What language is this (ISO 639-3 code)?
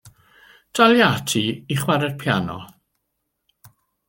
cym